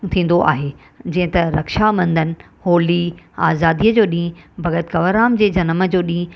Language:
Sindhi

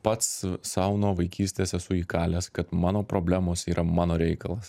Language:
Lithuanian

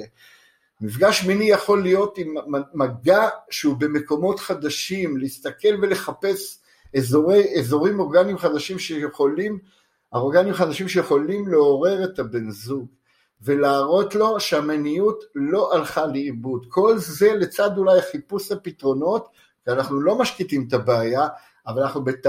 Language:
Hebrew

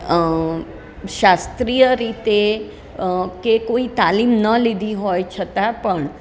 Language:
Gujarati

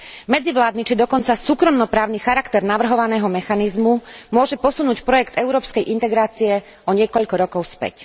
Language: Slovak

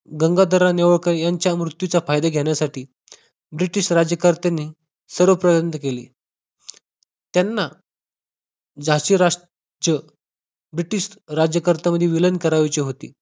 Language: Marathi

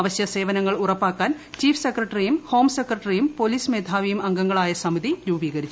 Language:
Malayalam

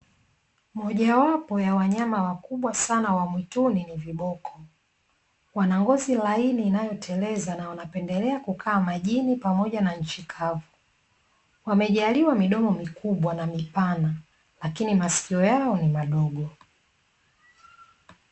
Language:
Swahili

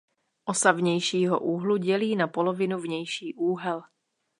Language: Czech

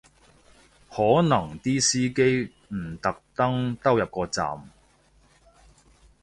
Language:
Cantonese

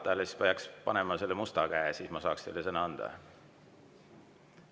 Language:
Estonian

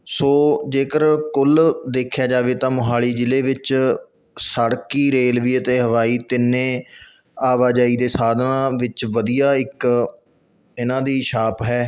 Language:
Punjabi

